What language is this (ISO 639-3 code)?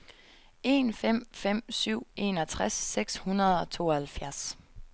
dan